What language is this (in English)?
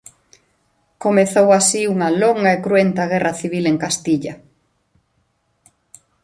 Galician